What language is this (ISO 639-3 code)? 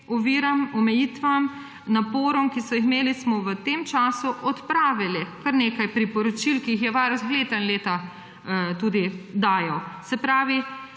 slv